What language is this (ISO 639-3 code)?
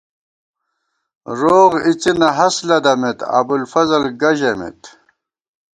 gwt